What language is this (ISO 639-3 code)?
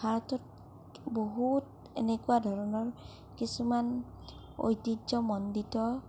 asm